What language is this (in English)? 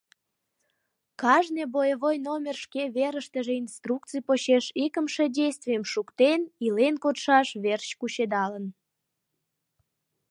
Mari